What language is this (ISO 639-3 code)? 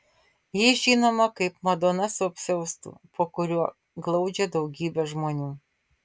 lit